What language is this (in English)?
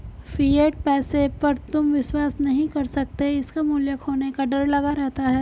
Hindi